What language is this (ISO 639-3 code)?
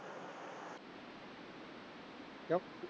pan